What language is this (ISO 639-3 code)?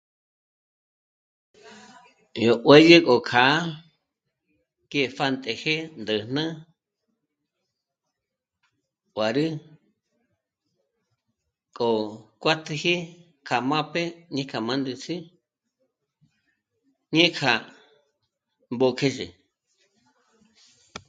mmc